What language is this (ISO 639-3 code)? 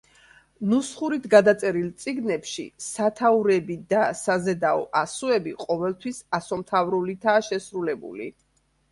kat